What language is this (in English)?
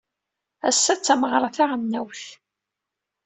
Kabyle